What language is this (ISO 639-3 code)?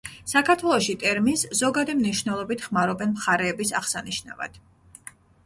kat